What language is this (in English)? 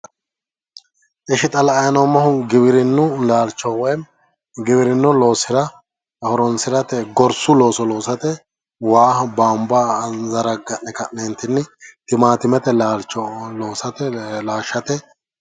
Sidamo